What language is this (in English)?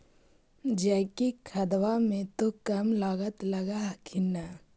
Magahi